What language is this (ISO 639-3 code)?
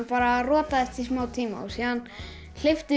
isl